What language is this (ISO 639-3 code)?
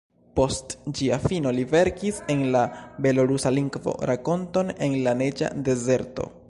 epo